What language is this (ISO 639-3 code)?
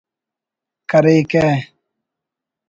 brh